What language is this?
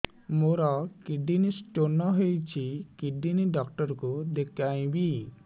Odia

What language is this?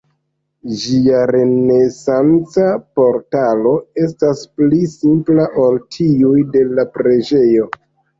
Esperanto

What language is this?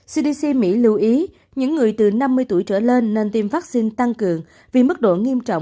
Vietnamese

